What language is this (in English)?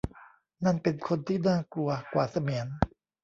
Thai